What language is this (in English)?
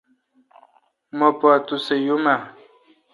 Kalkoti